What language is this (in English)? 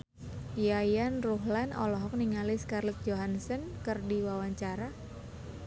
Sundanese